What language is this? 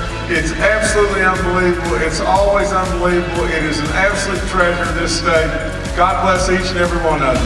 English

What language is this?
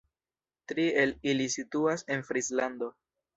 Esperanto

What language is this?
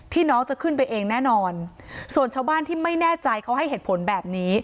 Thai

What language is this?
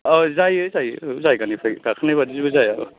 Bodo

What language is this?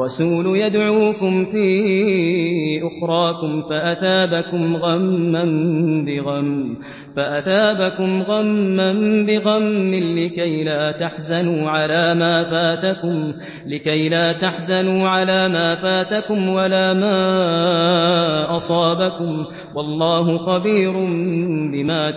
Arabic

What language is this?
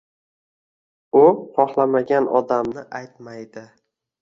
Uzbek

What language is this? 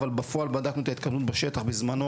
Hebrew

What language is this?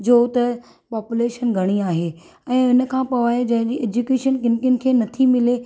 Sindhi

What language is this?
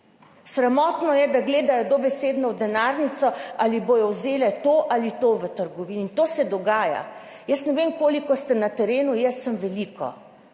Slovenian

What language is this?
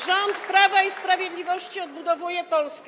Polish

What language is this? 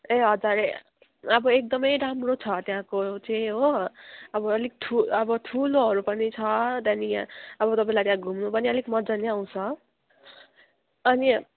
Nepali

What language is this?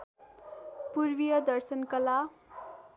Nepali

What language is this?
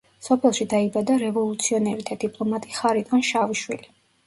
Georgian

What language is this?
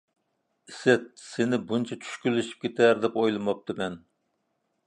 Uyghur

